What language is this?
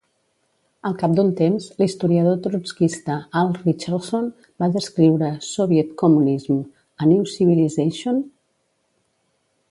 Catalan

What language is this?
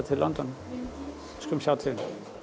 Icelandic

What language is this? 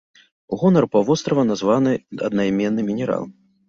Belarusian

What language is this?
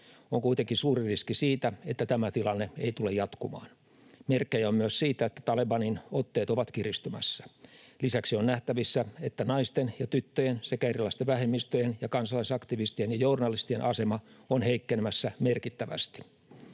Finnish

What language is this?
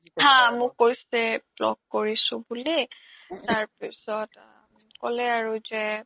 Assamese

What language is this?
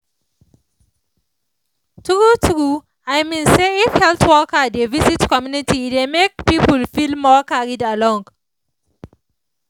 Nigerian Pidgin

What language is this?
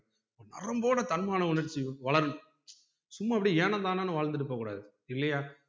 Tamil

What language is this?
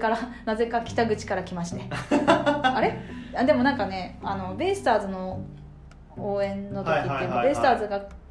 Japanese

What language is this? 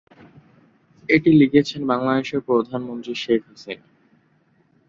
Bangla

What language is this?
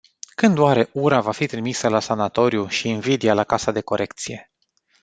Romanian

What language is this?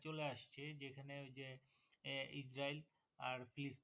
Bangla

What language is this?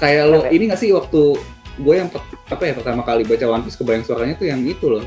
Indonesian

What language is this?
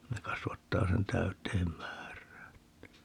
Finnish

